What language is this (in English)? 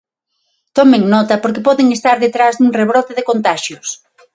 Galician